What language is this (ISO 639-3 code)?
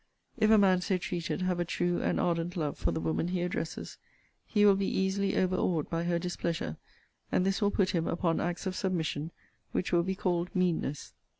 eng